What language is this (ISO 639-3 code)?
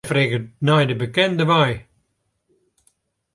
fry